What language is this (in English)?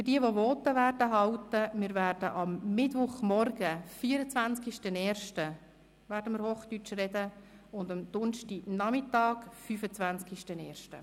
Swiss German